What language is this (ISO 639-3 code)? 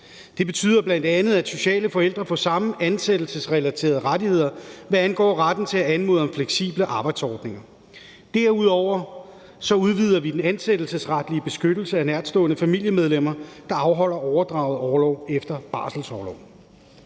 dan